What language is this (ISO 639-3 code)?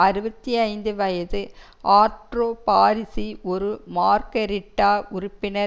tam